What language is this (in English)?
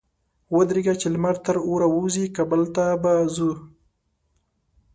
Pashto